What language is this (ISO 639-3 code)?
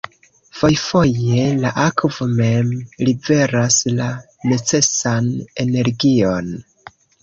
epo